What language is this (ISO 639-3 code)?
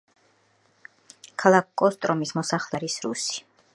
kat